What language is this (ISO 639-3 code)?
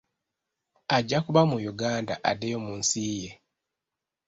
lug